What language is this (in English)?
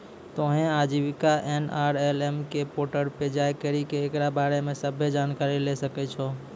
Maithili